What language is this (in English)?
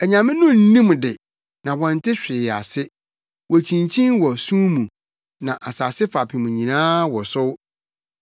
Akan